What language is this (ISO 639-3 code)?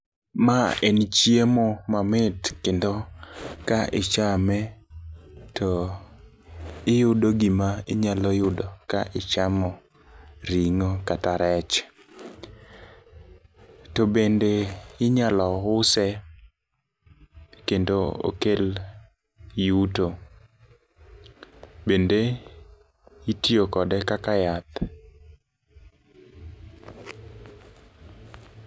luo